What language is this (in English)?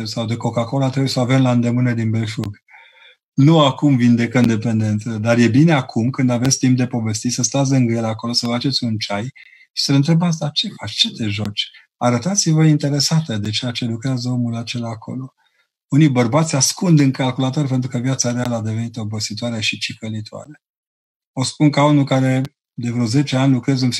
Romanian